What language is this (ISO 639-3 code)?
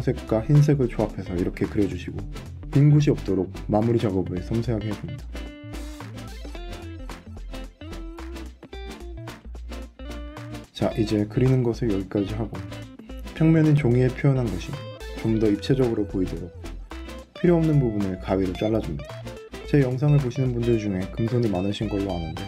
kor